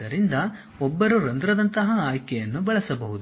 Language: Kannada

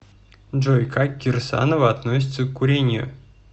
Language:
Russian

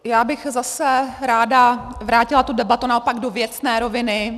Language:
Czech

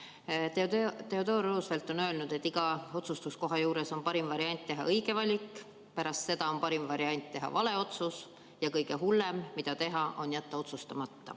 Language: Estonian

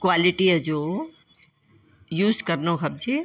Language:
Sindhi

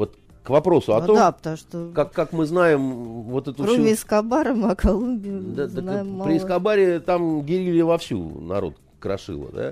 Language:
Russian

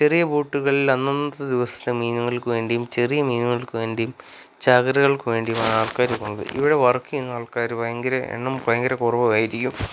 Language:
Malayalam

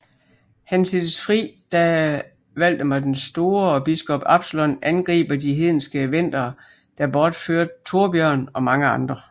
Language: Danish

